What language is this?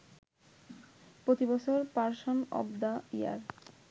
Bangla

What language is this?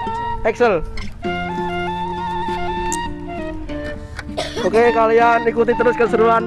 Indonesian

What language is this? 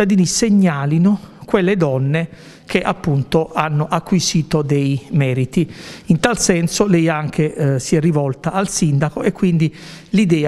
Italian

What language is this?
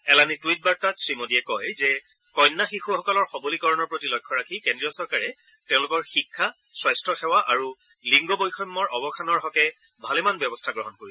Assamese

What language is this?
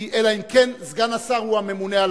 Hebrew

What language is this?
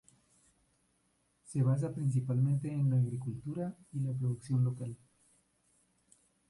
Spanish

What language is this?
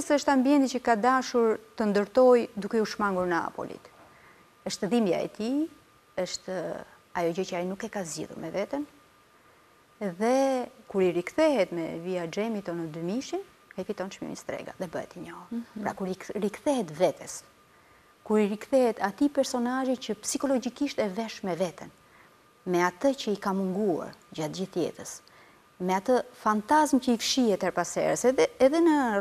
Romanian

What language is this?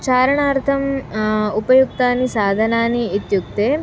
Sanskrit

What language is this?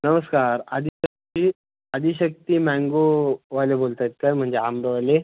Marathi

